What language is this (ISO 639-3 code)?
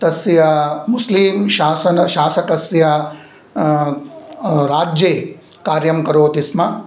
san